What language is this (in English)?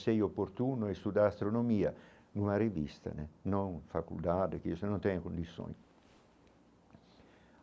Portuguese